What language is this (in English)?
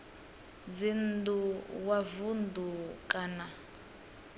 Venda